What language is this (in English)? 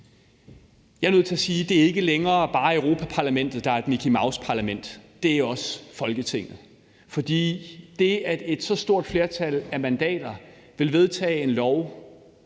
Danish